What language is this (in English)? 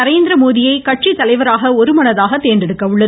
Tamil